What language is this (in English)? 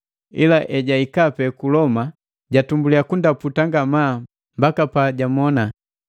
Matengo